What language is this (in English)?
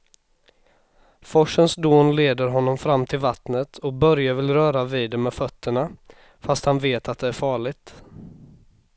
Swedish